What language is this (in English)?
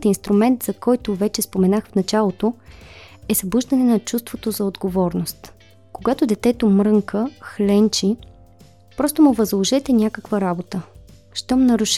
Bulgarian